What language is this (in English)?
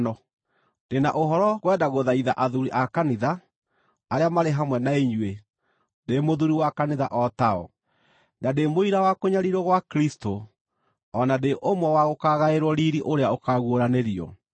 Kikuyu